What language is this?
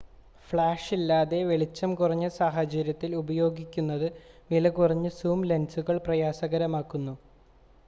Malayalam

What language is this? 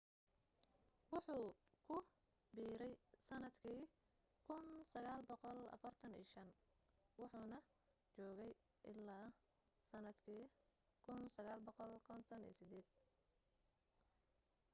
Somali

